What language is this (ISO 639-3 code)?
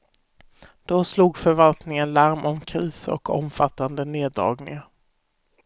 swe